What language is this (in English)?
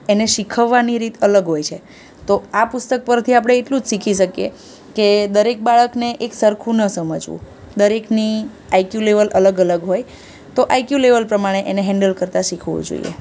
Gujarati